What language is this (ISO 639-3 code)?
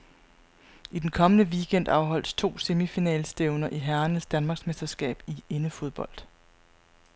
dan